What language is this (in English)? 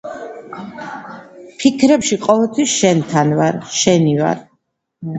Georgian